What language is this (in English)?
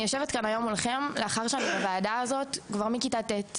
Hebrew